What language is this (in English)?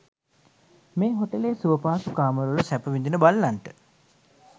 Sinhala